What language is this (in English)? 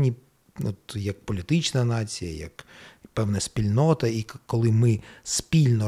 Ukrainian